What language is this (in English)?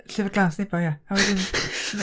Welsh